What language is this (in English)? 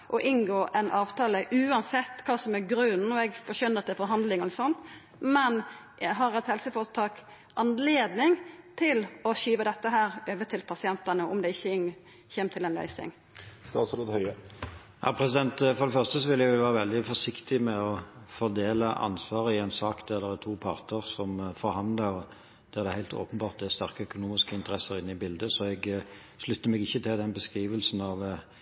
Norwegian